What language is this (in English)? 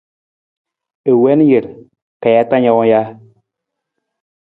Nawdm